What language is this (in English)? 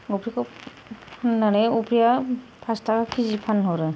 Bodo